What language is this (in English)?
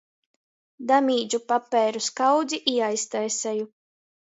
Latgalian